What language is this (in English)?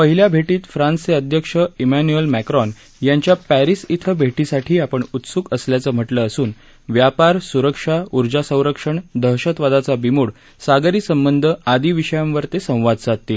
Marathi